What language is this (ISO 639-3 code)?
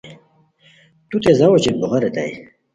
khw